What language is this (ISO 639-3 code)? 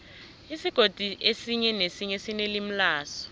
nbl